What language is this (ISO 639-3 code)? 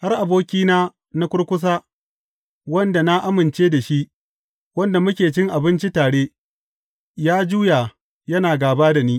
hau